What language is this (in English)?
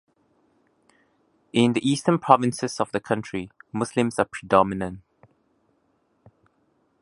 English